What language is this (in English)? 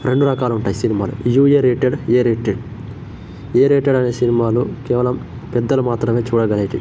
Telugu